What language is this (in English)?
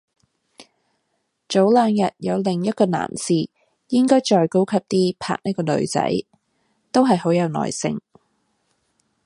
Cantonese